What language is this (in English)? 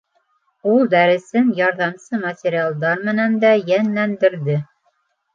Bashkir